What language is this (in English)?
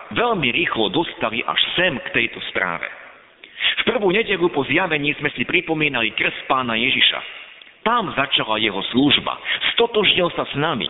Slovak